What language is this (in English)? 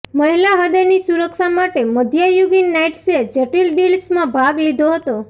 Gujarati